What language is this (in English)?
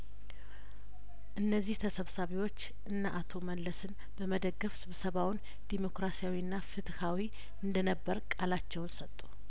Amharic